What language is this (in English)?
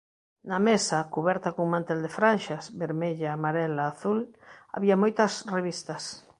Galician